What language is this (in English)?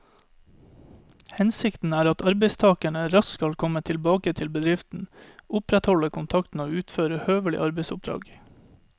Norwegian